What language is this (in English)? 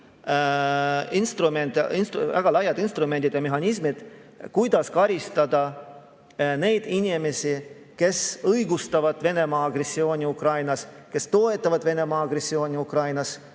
Estonian